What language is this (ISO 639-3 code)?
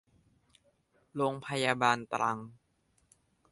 tha